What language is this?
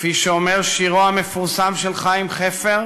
Hebrew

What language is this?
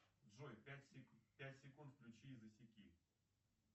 Russian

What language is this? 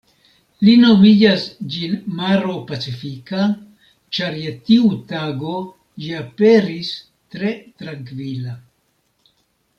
Esperanto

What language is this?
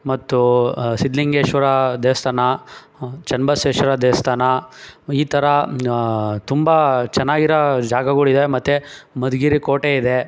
Kannada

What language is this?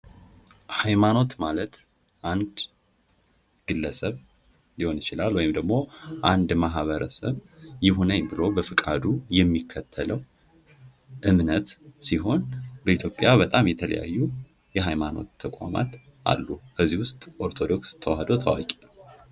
Amharic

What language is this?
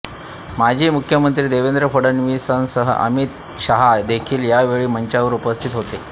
Marathi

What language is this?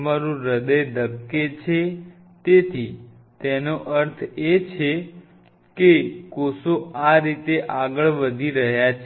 Gujarati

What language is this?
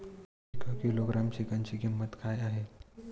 Marathi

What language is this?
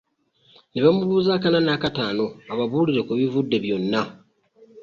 Ganda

